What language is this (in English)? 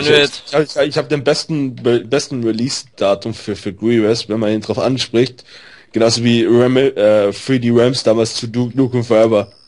German